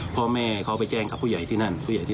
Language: Thai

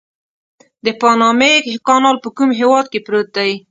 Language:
Pashto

